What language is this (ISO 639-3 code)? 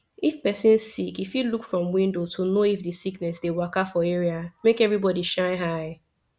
pcm